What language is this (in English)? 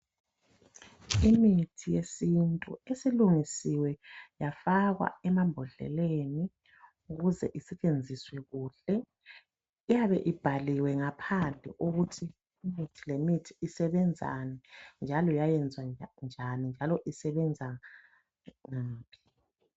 North Ndebele